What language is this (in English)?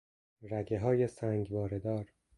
Persian